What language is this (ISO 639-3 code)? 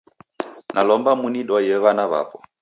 dav